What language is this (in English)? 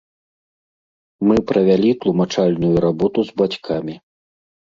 Belarusian